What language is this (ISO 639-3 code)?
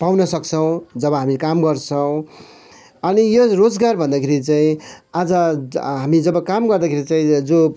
nep